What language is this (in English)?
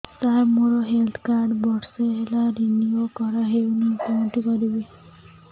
Odia